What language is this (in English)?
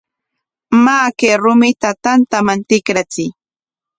Corongo Ancash Quechua